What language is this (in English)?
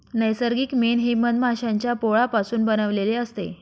Marathi